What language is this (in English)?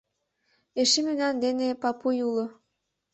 Mari